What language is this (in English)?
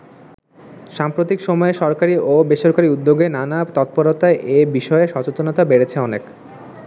Bangla